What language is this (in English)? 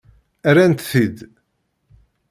Kabyle